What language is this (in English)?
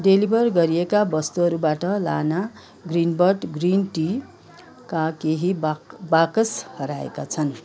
Nepali